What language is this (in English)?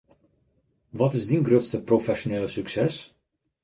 Western Frisian